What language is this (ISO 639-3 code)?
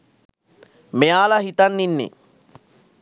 sin